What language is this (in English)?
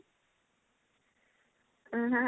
Odia